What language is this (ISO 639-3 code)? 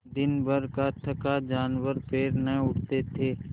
hin